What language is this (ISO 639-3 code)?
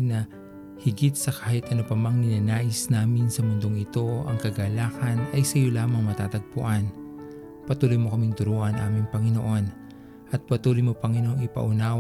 fil